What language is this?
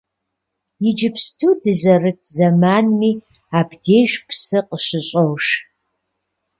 Kabardian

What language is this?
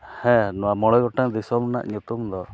Santali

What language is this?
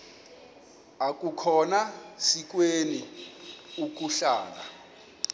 Xhosa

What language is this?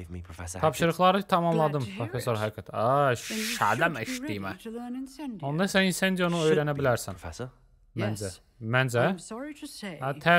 Turkish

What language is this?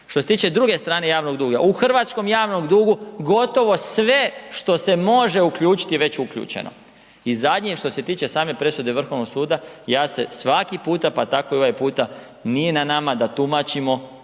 Croatian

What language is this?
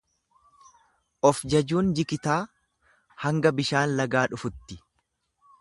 Oromo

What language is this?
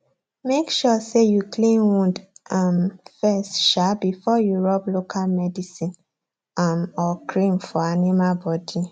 Nigerian Pidgin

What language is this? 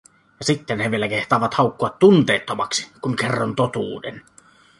Finnish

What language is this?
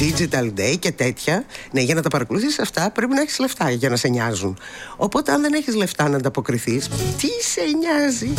Greek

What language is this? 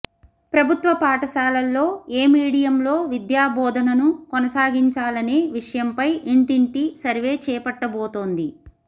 Telugu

